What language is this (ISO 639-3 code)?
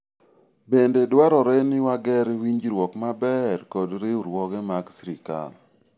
luo